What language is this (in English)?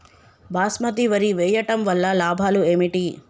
Telugu